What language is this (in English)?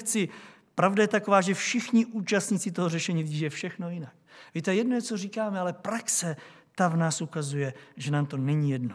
Czech